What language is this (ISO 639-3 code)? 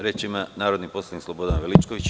srp